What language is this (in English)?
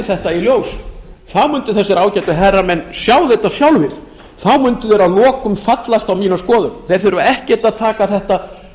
Icelandic